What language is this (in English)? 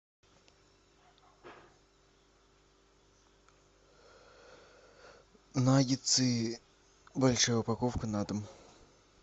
Russian